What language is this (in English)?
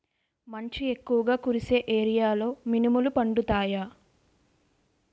Telugu